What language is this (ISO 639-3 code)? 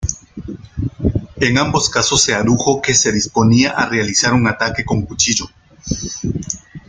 spa